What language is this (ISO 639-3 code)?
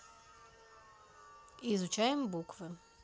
rus